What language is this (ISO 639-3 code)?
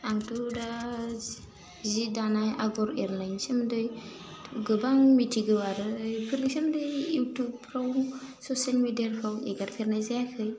brx